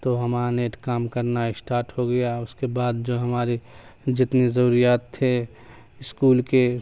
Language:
Urdu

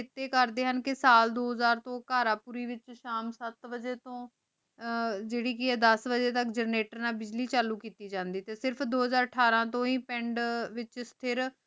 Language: Punjabi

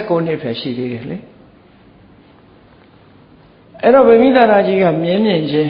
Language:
Vietnamese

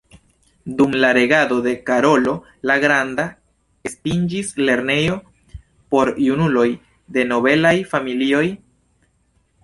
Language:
Esperanto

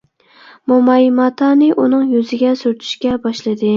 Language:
Uyghur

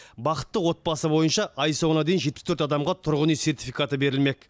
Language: Kazakh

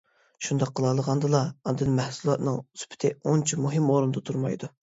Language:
Uyghur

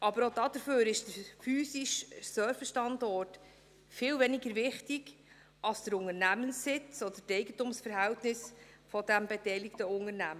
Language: Swiss German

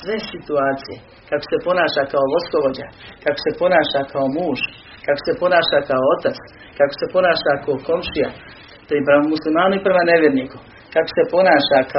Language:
Croatian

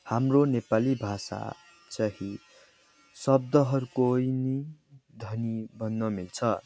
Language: Nepali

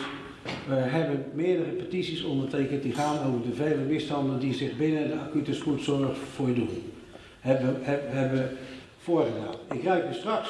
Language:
Dutch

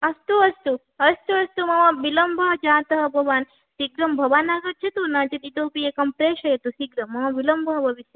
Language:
Sanskrit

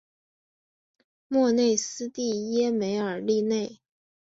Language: Chinese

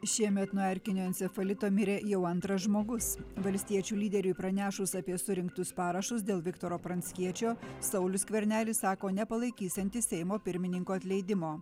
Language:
Lithuanian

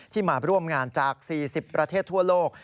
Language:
Thai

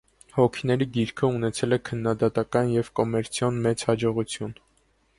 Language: Armenian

